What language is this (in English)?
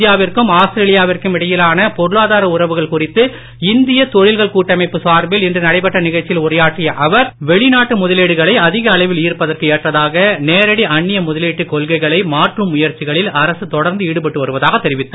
Tamil